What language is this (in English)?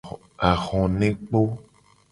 Gen